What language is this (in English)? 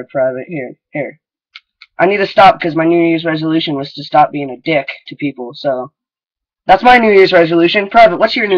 English